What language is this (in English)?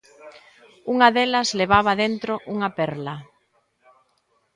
Galician